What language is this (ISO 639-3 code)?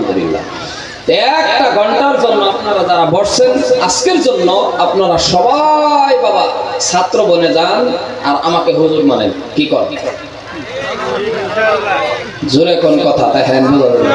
ind